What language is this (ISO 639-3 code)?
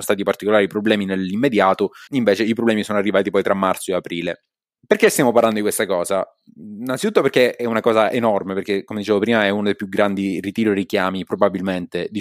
ita